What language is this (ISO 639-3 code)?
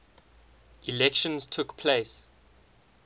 eng